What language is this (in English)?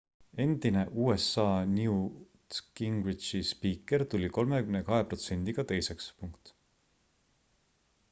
Estonian